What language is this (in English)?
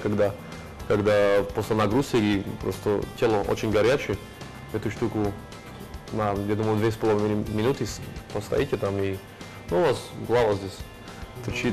Russian